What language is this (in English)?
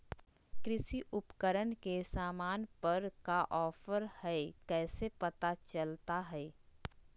Magahi